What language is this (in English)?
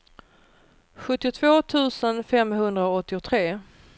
Swedish